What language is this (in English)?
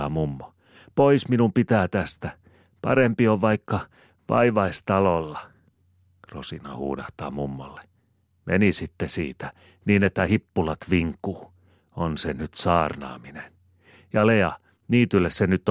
Finnish